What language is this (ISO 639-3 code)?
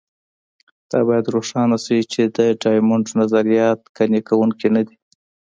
pus